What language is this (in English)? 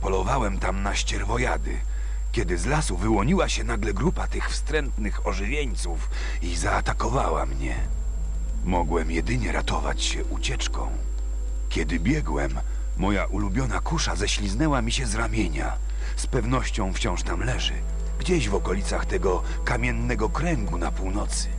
Polish